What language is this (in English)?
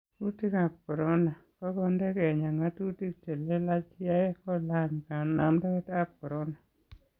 Kalenjin